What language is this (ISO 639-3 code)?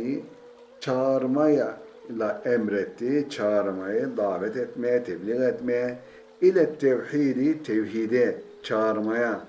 tur